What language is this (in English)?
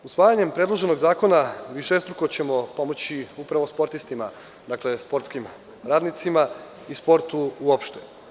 Serbian